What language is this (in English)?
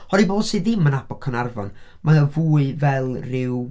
Welsh